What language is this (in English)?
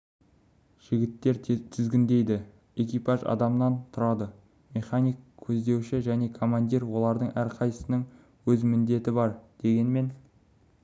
Kazakh